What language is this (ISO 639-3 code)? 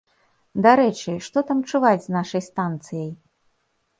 bel